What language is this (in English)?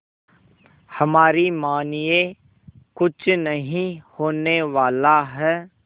Hindi